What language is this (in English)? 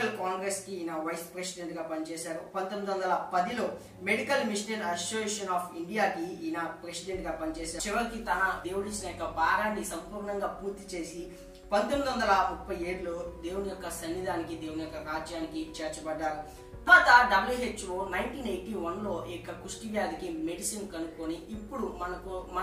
Romanian